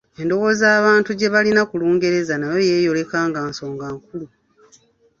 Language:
Ganda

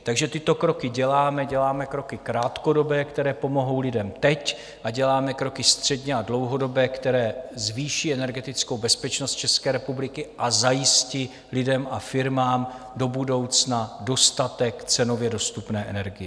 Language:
Czech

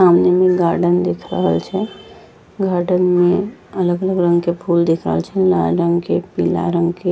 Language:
Angika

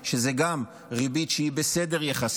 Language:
Hebrew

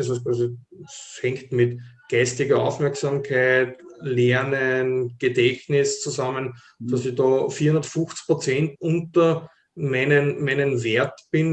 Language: German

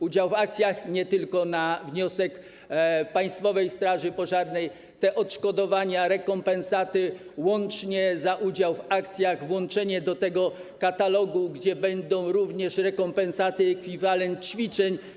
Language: Polish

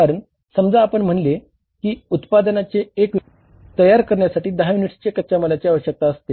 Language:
Marathi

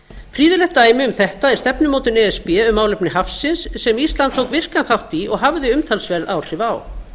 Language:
Icelandic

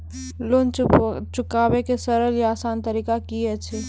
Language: Maithili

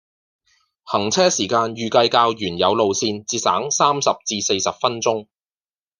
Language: Cantonese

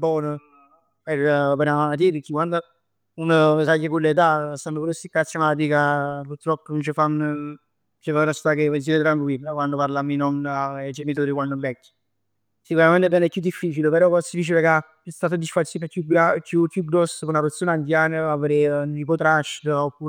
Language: Neapolitan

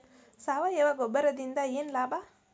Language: Kannada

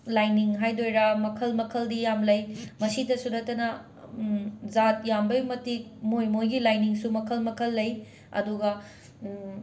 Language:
Manipuri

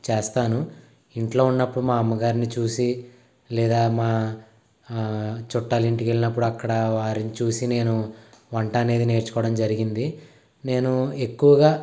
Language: Telugu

